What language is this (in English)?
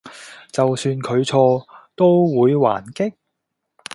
Cantonese